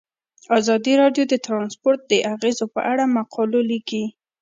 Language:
Pashto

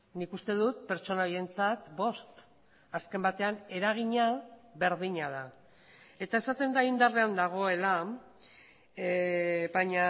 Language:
Basque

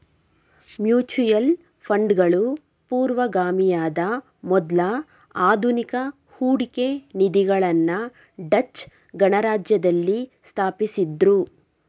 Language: Kannada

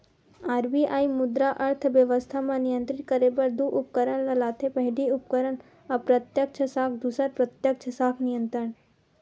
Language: Chhattisgarhi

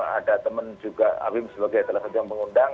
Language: Indonesian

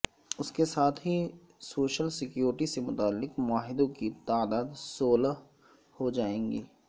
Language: Urdu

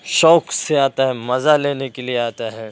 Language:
Urdu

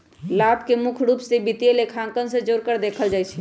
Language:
Magahi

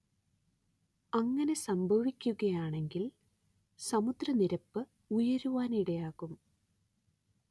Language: Malayalam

